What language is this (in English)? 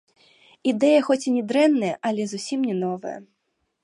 Belarusian